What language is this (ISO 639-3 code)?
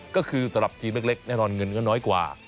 tha